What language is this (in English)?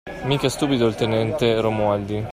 Italian